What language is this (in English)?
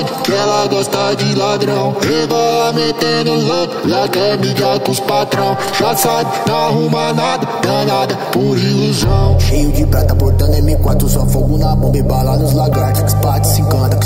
Romanian